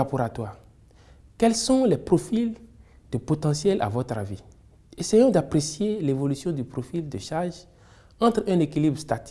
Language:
French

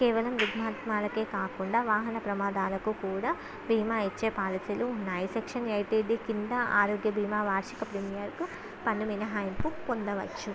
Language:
Telugu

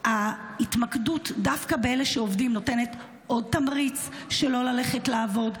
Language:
Hebrew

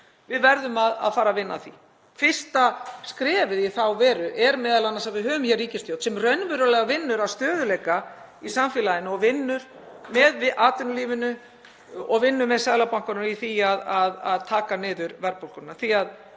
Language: Icelandic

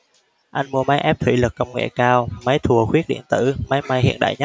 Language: Vietnamese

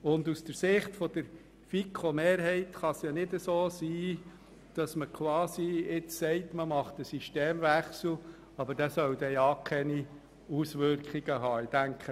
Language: Swiss German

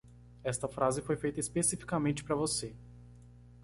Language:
Portuguese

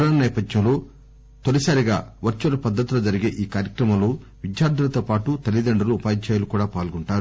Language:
Telugu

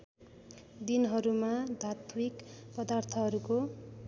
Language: Nepali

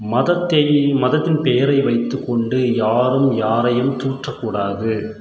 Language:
Tamil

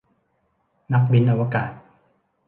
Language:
Thai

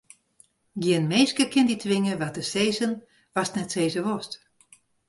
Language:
Western Frisian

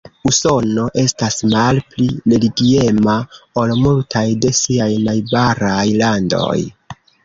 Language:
Esperanto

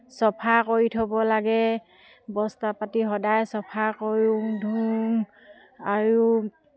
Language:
Assamese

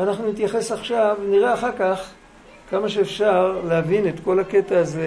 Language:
Hebrew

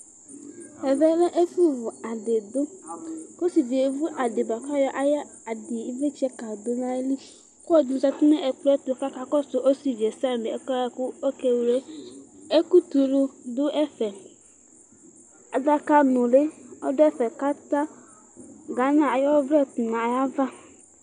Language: Ikposo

